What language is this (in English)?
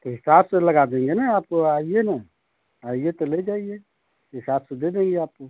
Hindi